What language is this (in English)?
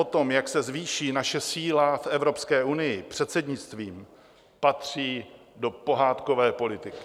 Czech